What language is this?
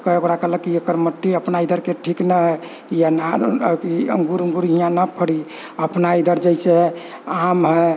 Maithili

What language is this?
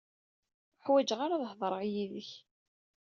Kabyle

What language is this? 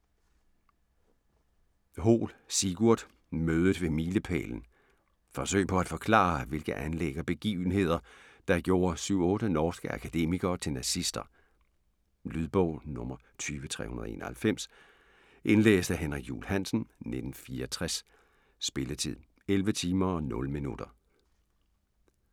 Danish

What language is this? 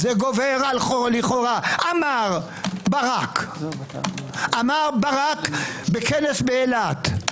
Hebrew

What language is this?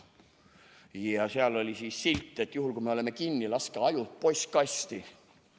Estonian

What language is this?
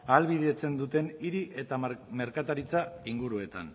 Basque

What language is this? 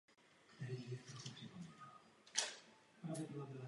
Czech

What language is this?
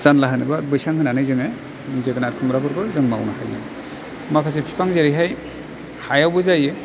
Bodo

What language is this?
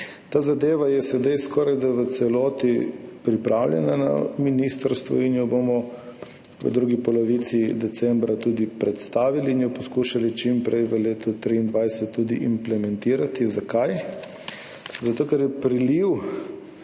Slovenian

